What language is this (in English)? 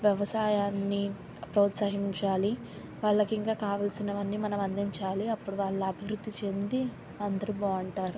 Telugu